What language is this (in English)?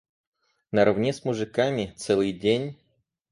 Russian